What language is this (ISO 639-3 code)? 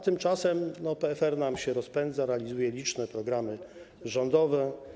pol